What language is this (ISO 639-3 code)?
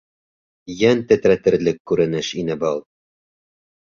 bak